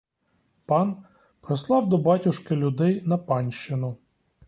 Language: Ukrainian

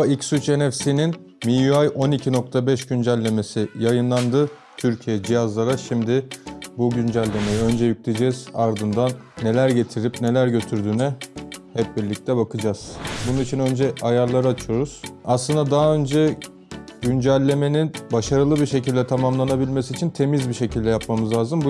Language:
Turkish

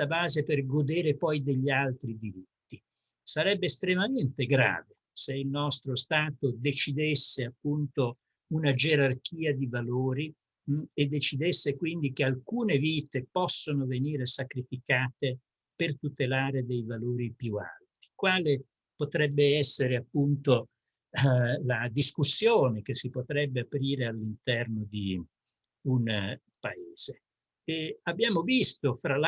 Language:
Italian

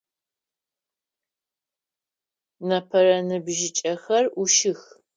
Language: Adyghe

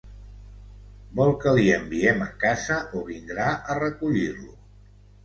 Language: Catalan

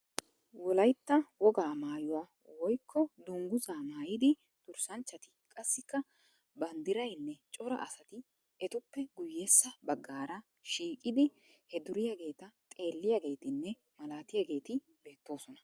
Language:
Wolaytta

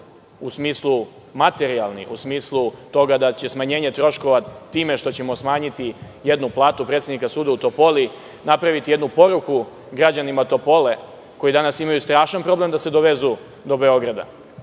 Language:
Serbian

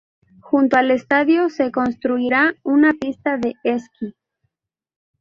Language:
Spanish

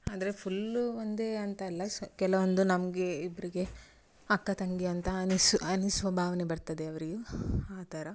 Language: Kannada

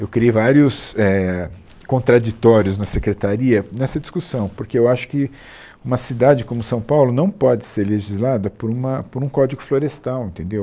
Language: Portuguese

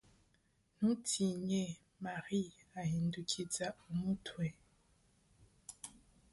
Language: Kinyarwanda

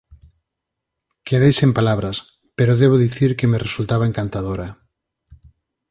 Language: Galician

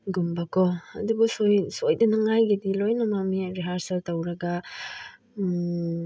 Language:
Manipuri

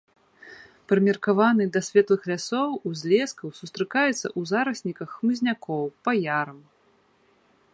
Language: Belarusian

